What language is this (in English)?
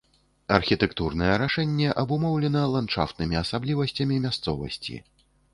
Belarusian